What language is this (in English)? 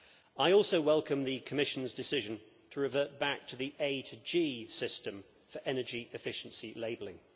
English